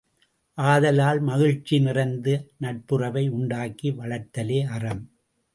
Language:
Tamil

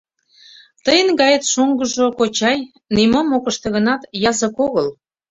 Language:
Mari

